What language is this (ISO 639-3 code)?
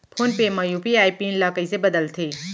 hne